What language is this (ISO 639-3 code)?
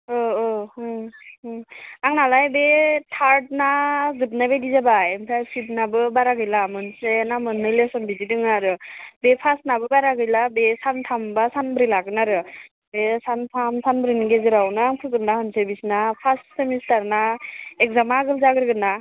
brx